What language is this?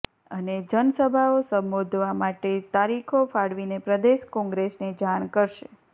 Gujarati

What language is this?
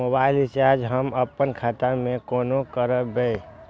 Maithili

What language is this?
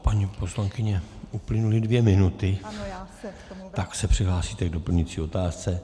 Czech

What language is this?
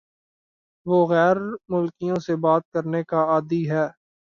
Urdu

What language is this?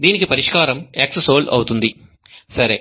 Telugu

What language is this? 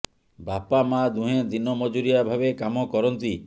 Odia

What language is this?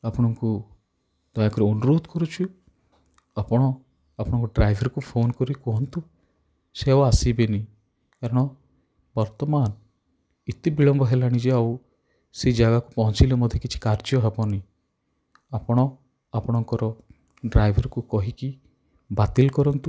Odia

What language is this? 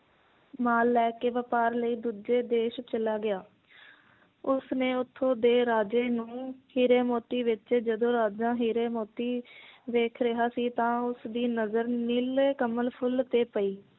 Punjabi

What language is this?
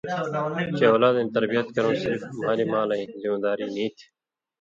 Indus Kohistani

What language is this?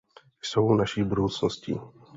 Czech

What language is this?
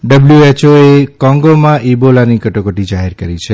Gujarati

